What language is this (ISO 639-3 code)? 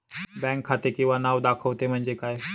mar